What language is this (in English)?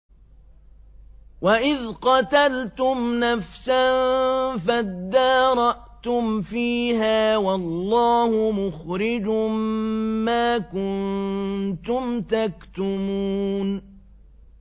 Arabic